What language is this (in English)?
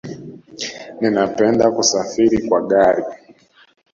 Swahili